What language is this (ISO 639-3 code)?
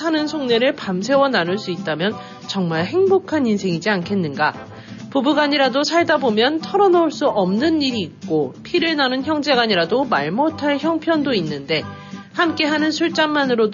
kor